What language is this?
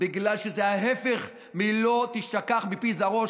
Hebrew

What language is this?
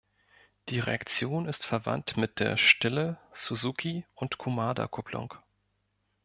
German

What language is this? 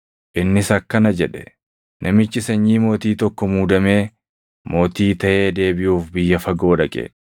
Oromo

